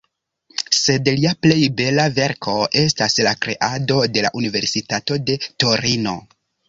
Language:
Esperanto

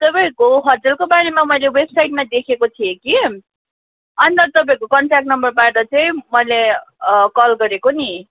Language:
Nepali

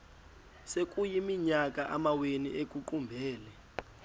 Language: Xhosa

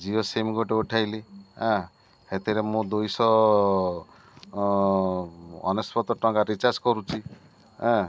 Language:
Odia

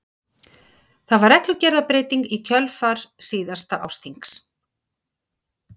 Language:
Icelandic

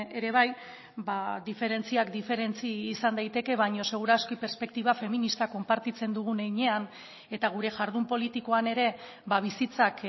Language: Basque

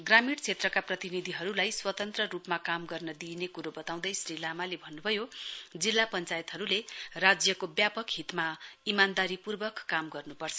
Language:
Nepali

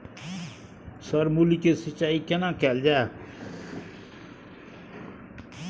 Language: Maithili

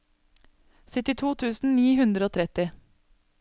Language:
Norwegian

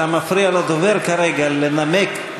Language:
Hebrew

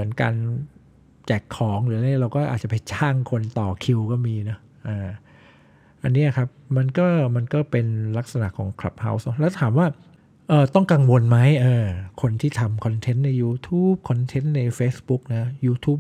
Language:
Thai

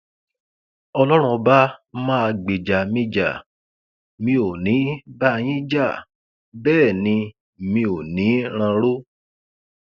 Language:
Yoruba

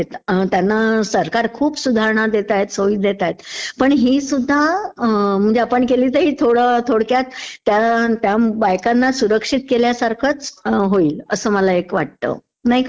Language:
Marathi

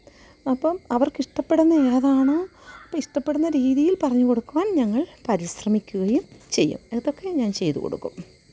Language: Malayalam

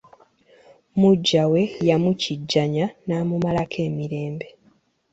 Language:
Ganda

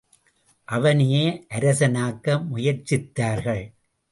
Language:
Tamil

